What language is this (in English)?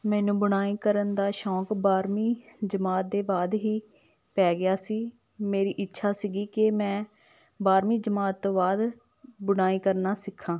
Punjabi